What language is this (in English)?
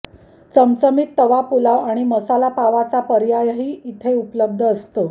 Marathi